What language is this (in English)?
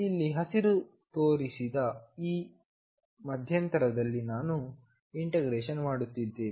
Kannada